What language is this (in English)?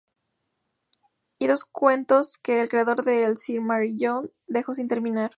Spanish